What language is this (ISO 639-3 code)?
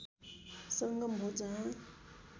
nep